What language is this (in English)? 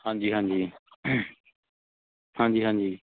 Punjabi